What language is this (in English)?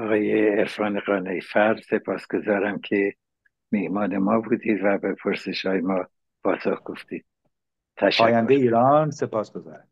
Persian